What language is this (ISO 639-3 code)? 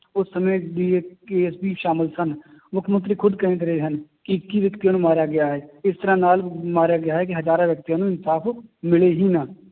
pan